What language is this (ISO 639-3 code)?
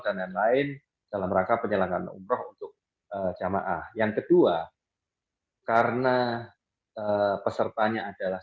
ind